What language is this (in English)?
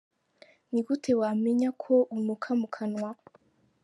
Kinyarwanda